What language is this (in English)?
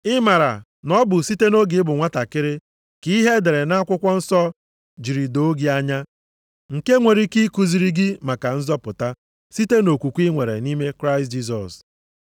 Igbo